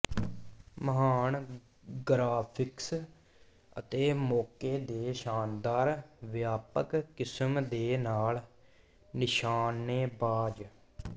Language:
Punjabi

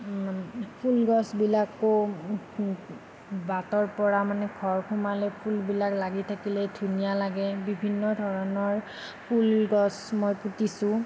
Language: Assamese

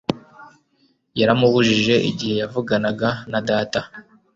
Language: Kinyarwanda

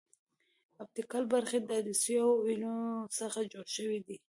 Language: Pashto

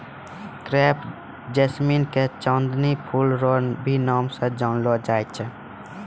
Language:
Maithili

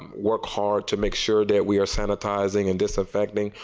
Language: English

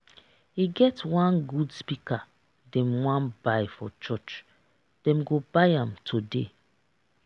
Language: Nigerian Pidgin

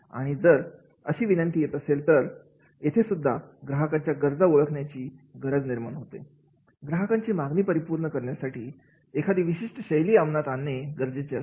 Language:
Marathi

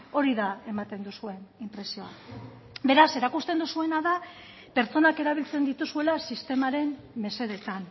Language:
Basque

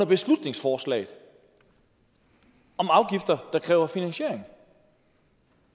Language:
Danish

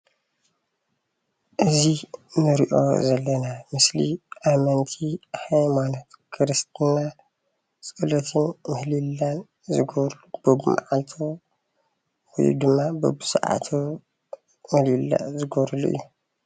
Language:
Tigrinya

